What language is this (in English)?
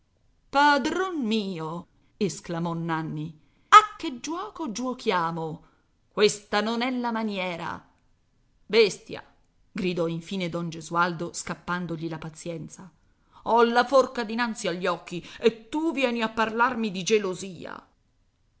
Italian